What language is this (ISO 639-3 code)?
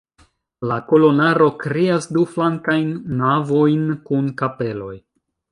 epo